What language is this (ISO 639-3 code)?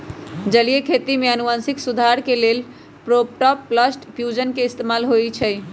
mag